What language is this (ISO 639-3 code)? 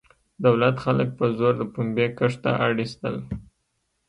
pus